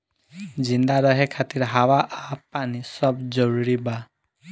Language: Bhojpuri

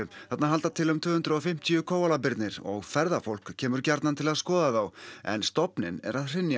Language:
Icelandic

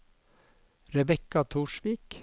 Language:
Norwegian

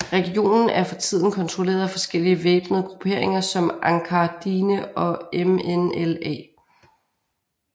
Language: Danish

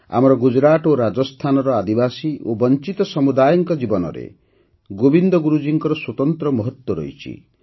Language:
Odia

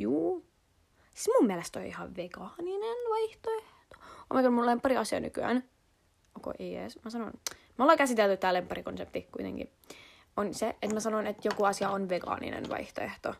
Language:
Finnish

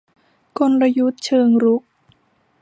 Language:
Thai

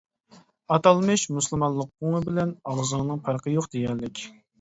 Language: Uyghur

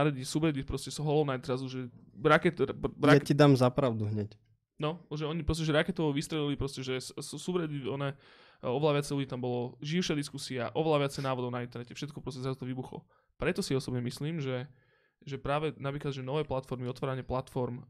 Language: Slovak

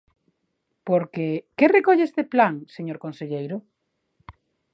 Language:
Galician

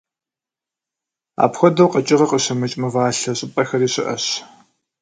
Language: Kabardian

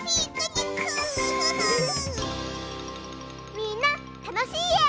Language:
Japanese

